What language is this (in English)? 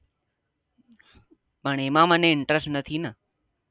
Gujarati